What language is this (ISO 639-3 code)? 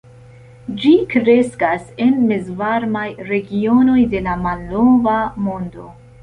epo